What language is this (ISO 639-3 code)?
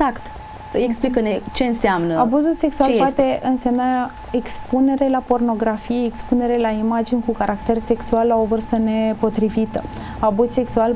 ron